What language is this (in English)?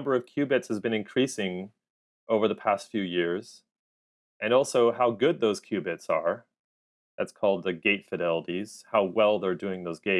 English